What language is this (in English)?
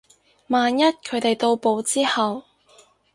Cantonese